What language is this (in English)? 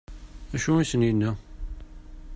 Kabyle